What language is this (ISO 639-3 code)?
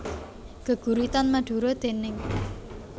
jav